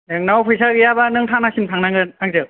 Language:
Bodo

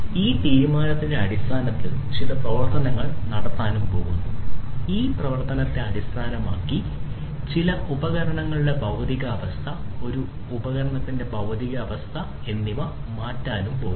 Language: Malayalam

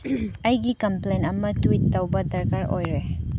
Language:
Manipuri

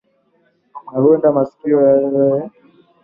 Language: Swahili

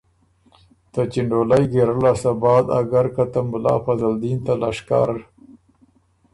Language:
Ormuri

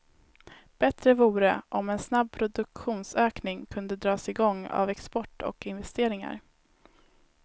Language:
Swedish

